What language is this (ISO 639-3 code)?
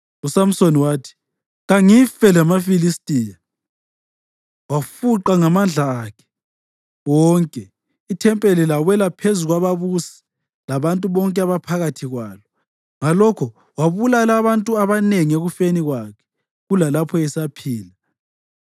nde